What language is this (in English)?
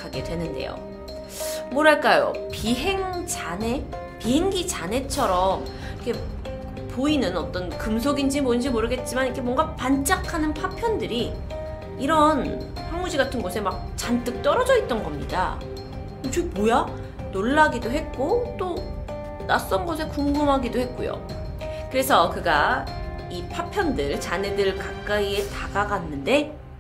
Korean